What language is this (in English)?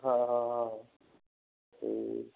Punjabi